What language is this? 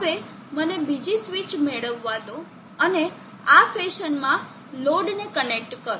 Gujarati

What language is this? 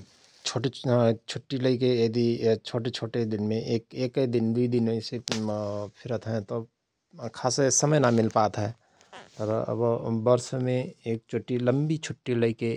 Rana Tharu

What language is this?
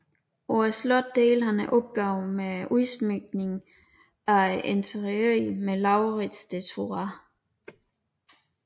Danish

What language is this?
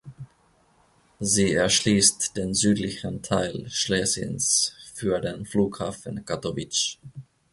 German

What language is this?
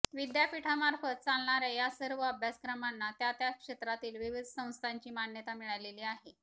Marathi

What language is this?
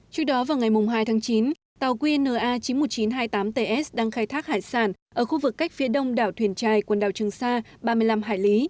Vietnamese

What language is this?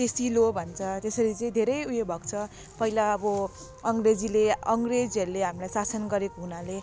Nepali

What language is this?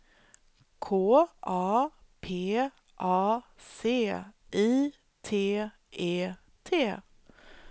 Swedish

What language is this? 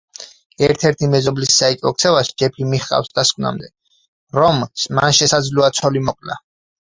Georgian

